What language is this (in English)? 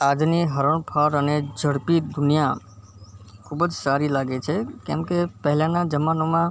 Gujarati